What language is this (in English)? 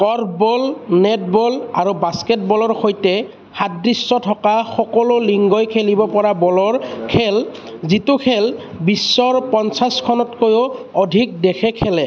Assamese